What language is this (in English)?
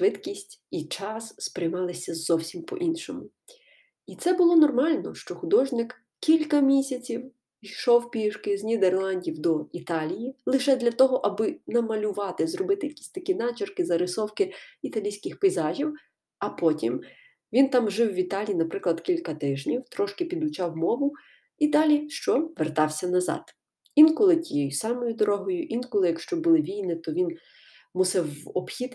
Ukrainian